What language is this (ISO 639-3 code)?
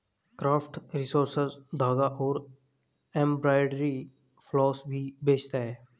hin